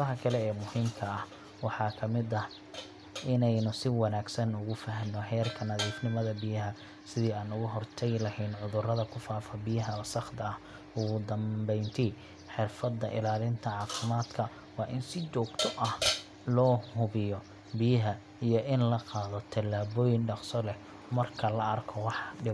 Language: Somali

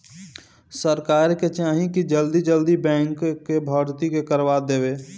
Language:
Bhojpuri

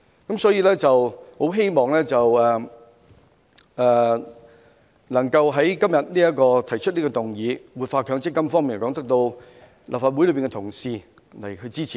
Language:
Cantonese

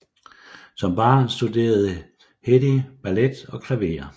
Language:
Danish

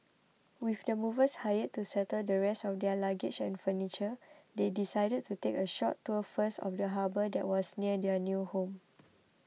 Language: English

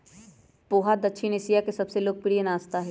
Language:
Magahi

